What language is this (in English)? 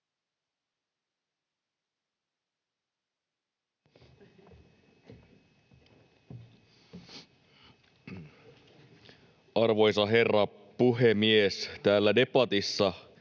Finnish